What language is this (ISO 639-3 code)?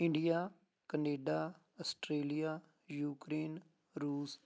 pan